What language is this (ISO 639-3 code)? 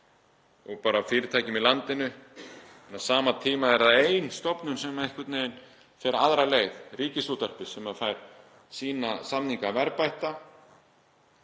isl